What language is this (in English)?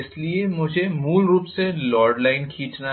Hindi